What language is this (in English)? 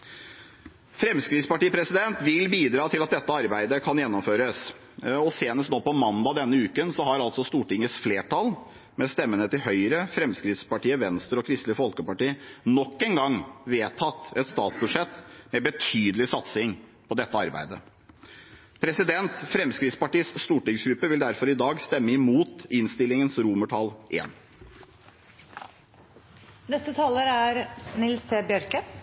Norwegian